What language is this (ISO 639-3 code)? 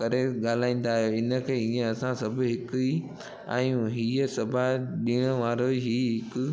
snd